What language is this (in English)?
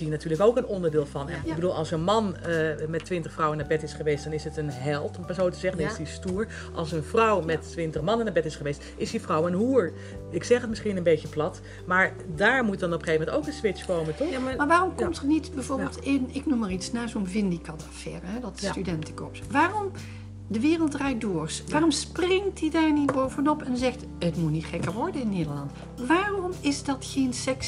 Dutch